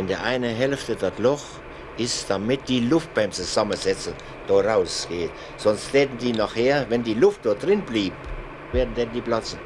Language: German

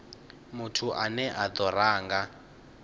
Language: Venda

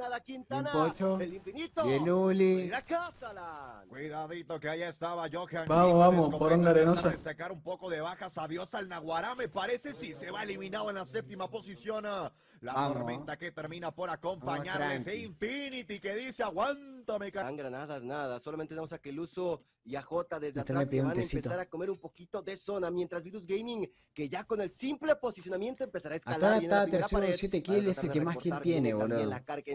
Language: Spanish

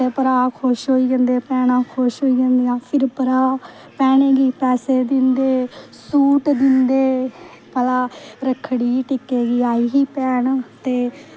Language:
Dogri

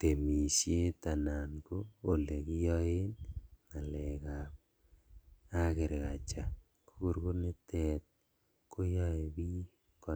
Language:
Kalenjin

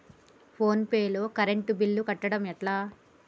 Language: Telugu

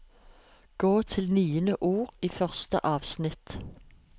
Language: Norwegian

